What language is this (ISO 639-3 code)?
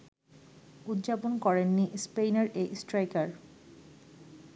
ben